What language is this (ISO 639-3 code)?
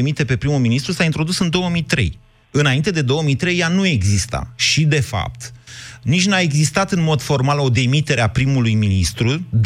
ron